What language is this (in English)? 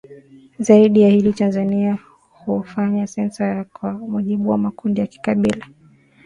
Swahili